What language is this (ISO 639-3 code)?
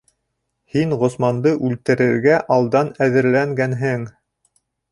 bak